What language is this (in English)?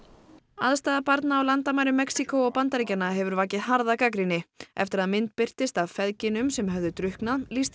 Icelandic